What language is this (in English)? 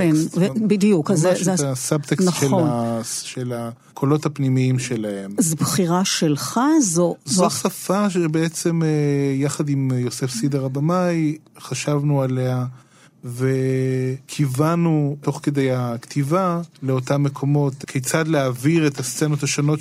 Hebrew